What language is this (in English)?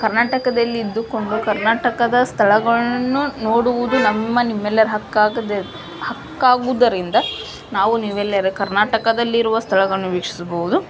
Kannada